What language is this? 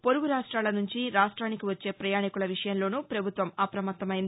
Telugu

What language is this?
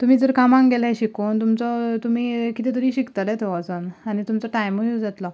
Konkani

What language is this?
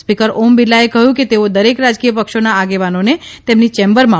Gujarati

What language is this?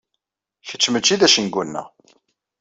Kabyle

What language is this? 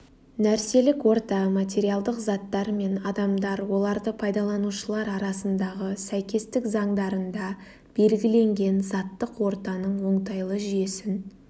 Kazakh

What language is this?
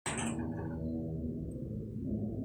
Masai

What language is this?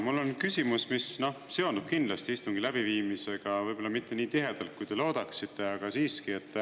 Estonian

